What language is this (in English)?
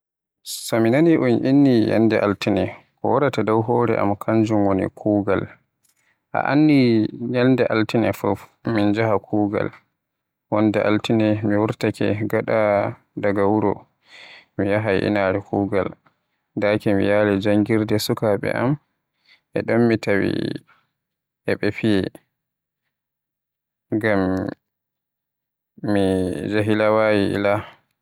Western Niger Fulfulde